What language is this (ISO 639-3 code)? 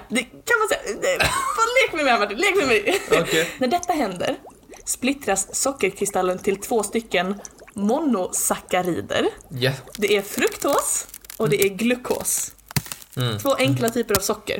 swe